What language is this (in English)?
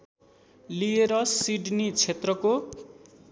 Nepali